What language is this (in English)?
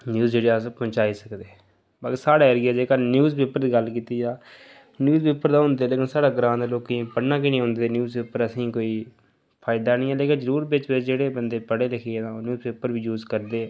Dogri